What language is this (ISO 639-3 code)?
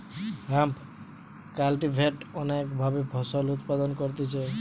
ben